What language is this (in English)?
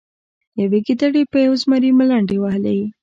Pashto